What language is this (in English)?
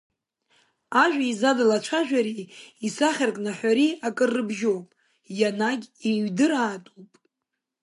Abkhazian